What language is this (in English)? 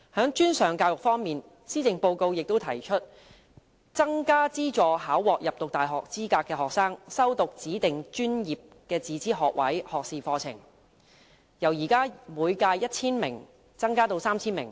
Cantonese